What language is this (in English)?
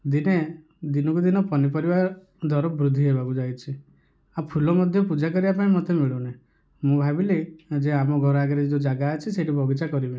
Odia